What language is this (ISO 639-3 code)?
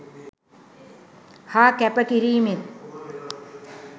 sin